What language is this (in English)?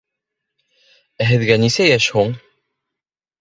Bashkir